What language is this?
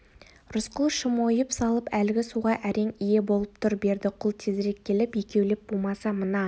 Kazakh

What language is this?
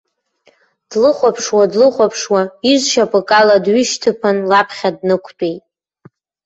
Abkhazian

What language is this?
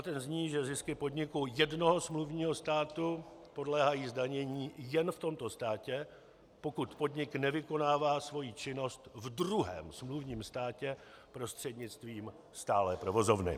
Czech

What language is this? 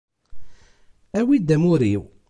Kabyle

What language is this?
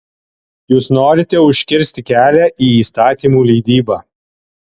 Lithuanian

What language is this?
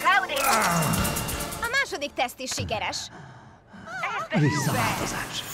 Hungarian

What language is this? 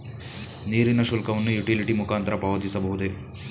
Kannada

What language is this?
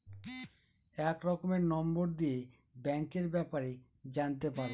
Bangla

